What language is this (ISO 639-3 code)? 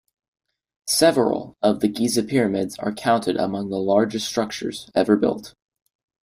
eng